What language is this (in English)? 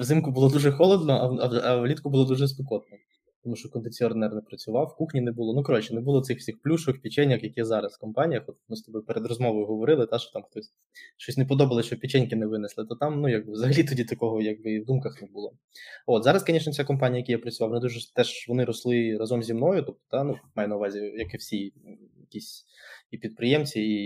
Ukrainian